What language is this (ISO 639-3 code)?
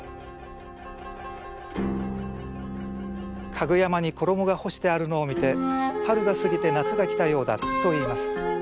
jpn